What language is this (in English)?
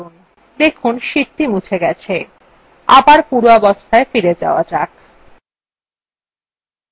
Bangla